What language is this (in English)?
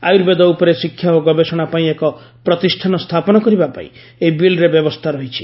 Odia